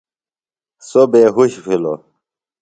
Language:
Phalura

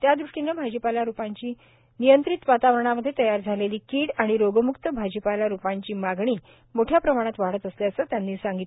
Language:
Marathi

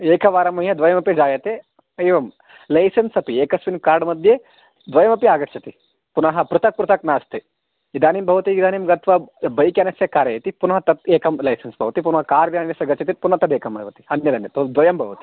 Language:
Sanskrit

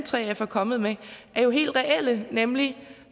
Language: Danish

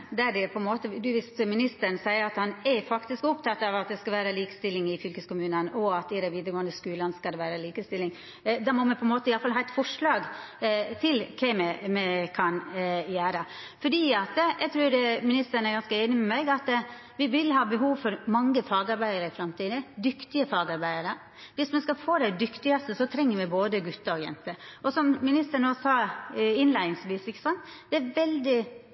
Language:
Norwegian Nynorsk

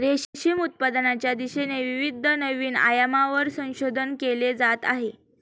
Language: Marathi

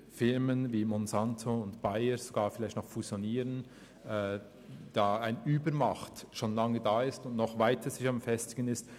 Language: Swiss German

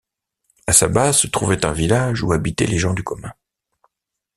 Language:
French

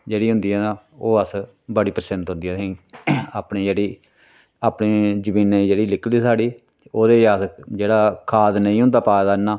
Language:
Dogri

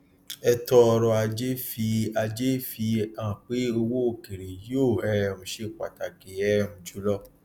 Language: Yoruba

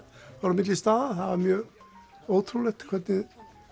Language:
Icelandic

